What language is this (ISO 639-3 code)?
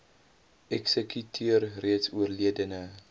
afr